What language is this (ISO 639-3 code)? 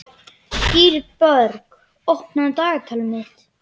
isl